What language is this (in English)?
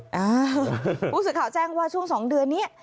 Thai